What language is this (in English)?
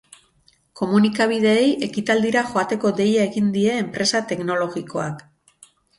Basque